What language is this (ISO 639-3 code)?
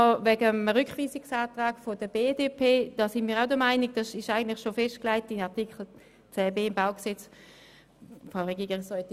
gsw